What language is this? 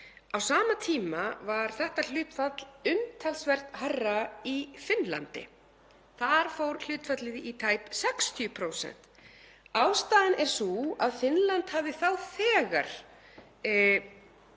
Icelandic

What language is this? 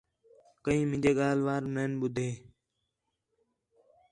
Khetrani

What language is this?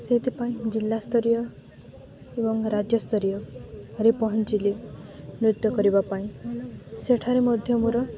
Odia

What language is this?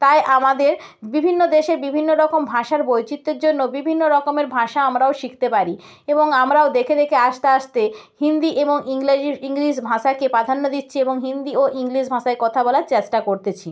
Bangla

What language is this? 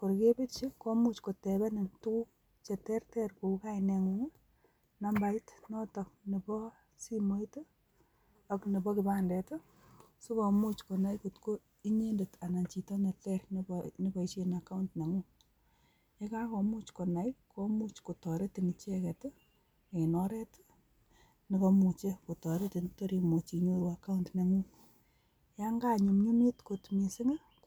Kalenjin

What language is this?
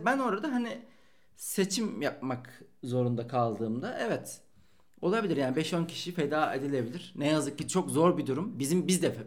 Turkish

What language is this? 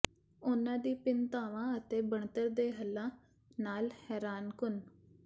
Punjabi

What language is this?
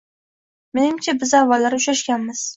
Uzbek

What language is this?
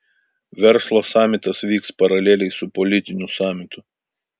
Lithuanian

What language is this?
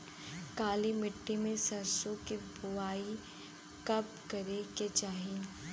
Bhojpuri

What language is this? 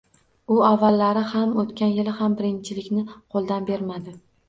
Uzbek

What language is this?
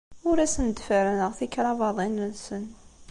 Kabyle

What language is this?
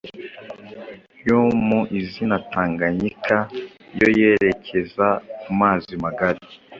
Kinyarwanda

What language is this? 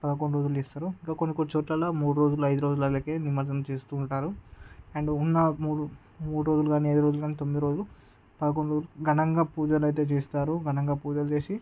Telugu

